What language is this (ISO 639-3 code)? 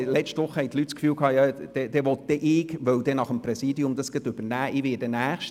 gsw